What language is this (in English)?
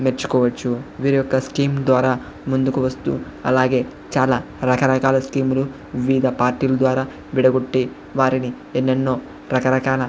Telugu